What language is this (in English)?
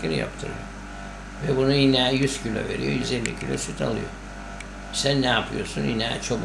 Turkish